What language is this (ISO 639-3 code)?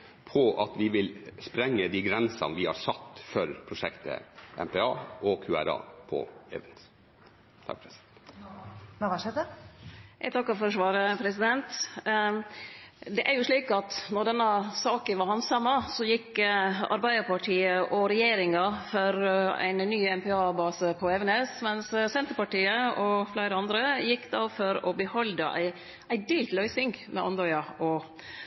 nor